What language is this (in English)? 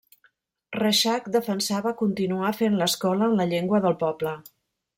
Catalan